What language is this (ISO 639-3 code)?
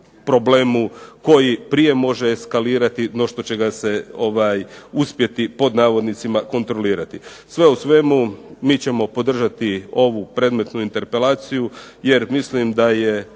hrv